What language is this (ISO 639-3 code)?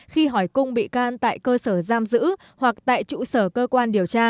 vie